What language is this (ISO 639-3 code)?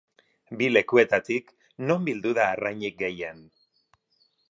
eus